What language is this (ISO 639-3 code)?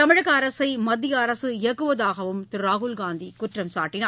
tam